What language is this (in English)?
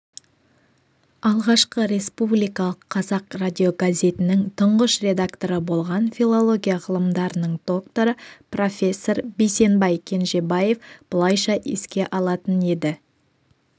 Kazakh